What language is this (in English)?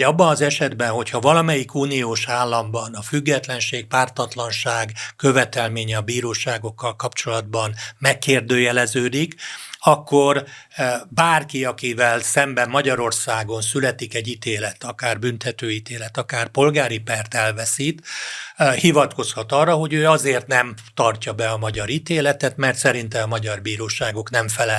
Hungarian